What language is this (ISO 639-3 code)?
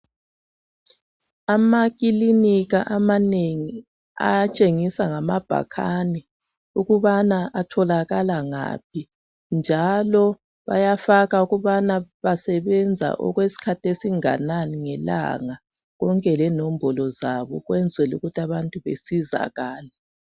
nde